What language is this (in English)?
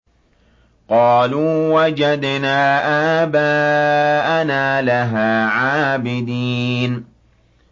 Arabic